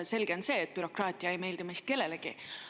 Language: Estonian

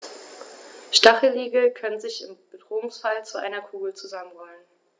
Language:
German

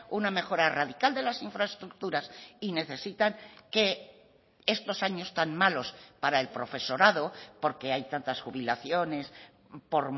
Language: Spanish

